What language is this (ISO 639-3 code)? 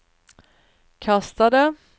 swe